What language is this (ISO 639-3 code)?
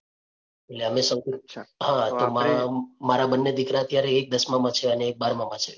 guj